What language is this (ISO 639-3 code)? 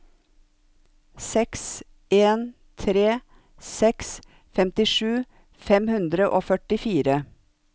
nor